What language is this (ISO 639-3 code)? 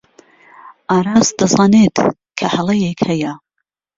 ckb